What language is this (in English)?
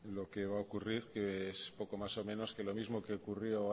Spanish